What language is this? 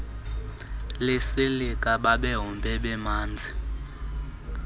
Xhosa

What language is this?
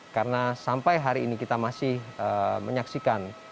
Indonesian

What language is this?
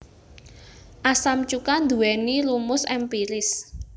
Javanese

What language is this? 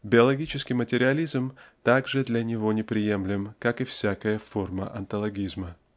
Russian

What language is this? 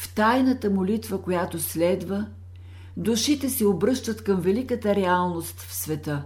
Bulgarian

